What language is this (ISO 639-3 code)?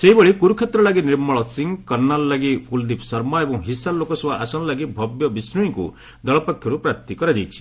ori